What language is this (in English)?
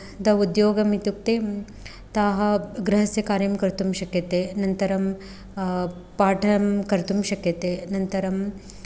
Sanskrit